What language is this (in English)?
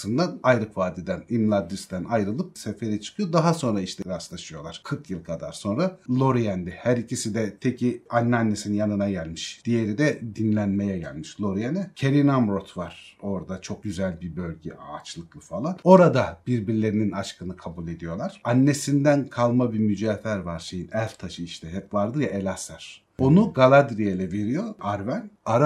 Turkish